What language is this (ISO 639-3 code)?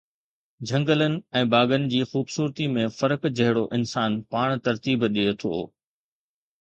snd